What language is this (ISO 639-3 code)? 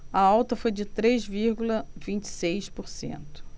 por